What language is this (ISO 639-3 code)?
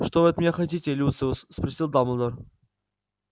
rus